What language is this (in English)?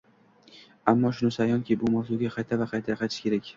Uzbek